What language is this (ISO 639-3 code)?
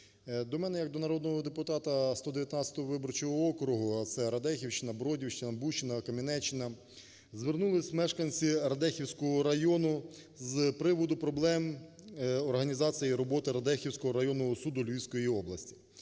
ukr